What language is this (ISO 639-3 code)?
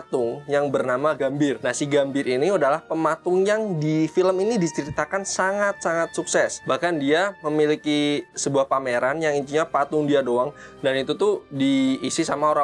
ind